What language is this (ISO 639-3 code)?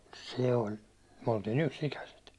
fin